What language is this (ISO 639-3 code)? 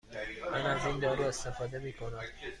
fas